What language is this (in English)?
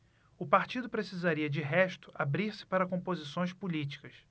Portuguese